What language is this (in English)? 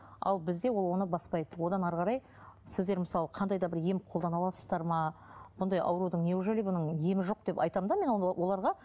Kazakh